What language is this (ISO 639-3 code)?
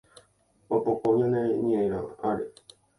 grn